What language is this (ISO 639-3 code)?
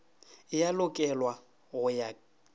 nso